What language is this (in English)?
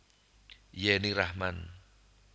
Javanese